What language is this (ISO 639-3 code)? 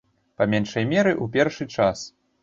bel